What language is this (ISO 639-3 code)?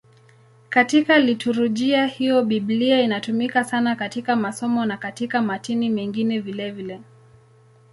swa